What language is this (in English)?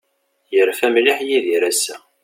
Kabyle